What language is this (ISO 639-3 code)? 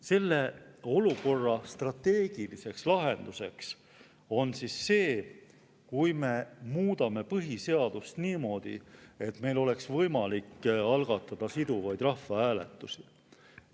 est